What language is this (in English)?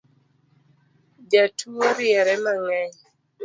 Luo (Kenya and Tanzania)